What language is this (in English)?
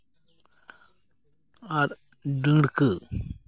Santali